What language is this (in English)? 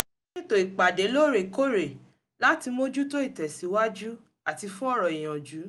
Yoruba